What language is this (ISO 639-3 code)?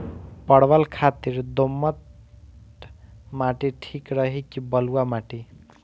bho